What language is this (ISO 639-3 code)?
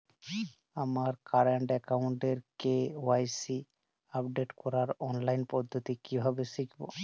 ben